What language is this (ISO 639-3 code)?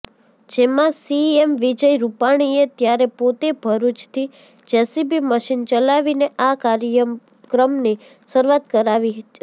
guj